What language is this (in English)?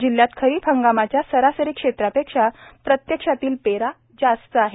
Marathi